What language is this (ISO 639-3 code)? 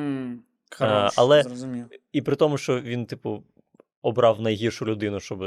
ukr